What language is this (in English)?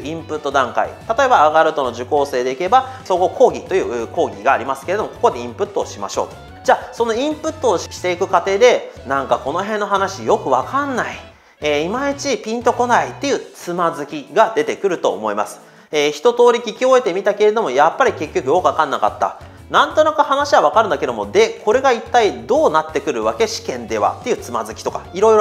Japanese